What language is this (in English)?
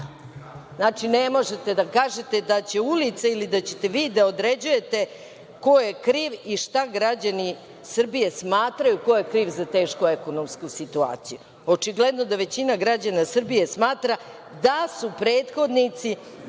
Serbian